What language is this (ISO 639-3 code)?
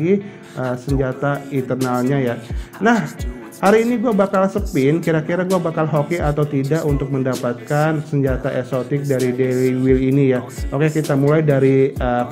ind